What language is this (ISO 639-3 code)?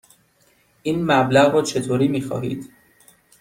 fas